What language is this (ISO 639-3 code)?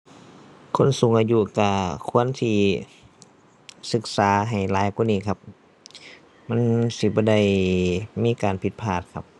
tha